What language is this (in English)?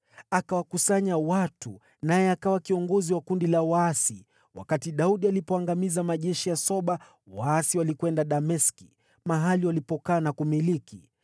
Swahili